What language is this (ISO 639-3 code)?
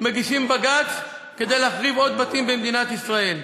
heb